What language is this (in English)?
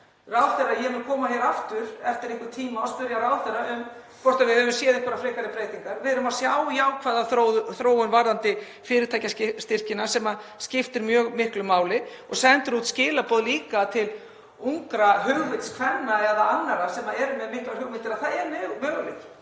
Icelandic